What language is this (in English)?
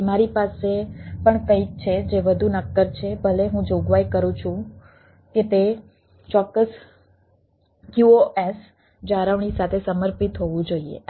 Gujarati